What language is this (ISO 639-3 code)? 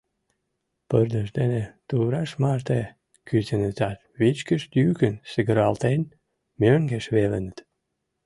chm